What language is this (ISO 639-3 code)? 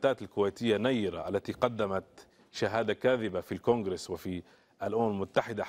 ara